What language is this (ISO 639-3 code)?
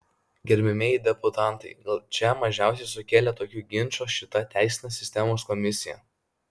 lit